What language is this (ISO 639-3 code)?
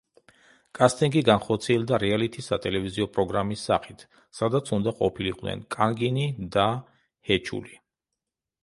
kat